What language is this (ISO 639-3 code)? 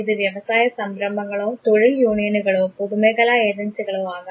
mal